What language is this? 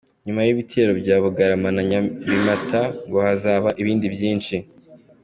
Kinyarwanda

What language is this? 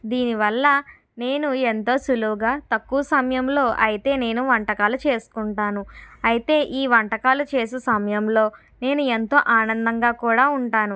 Telugu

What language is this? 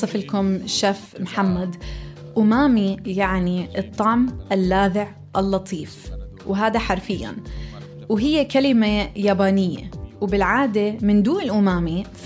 Arabic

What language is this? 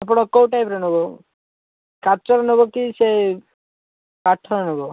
Odia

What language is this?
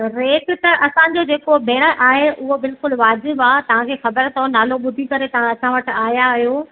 Sindhi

